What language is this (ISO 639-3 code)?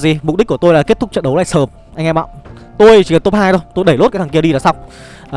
vie